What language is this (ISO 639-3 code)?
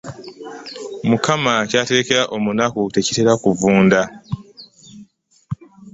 lug